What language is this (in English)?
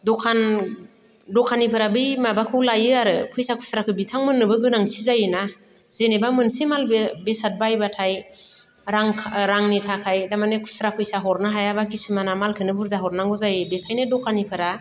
Bodo